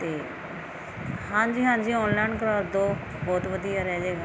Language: Punjabi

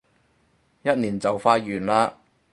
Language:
Cantonese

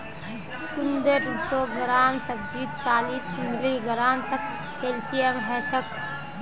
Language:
Magahi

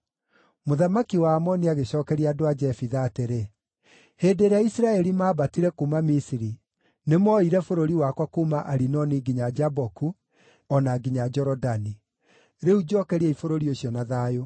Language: Kikuyu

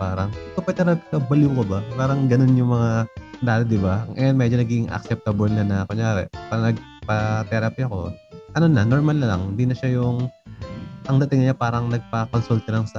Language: Filipino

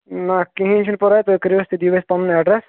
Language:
Kashmiri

